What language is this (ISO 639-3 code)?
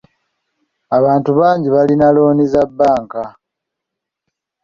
lug